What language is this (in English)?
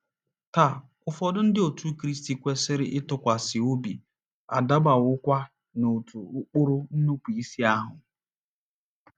Igbo